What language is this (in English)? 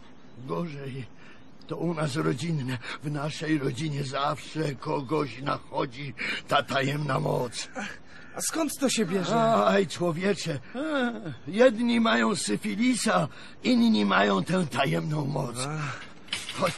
Polish